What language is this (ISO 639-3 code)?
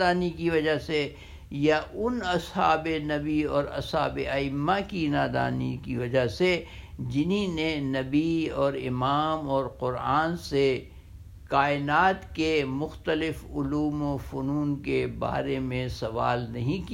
urd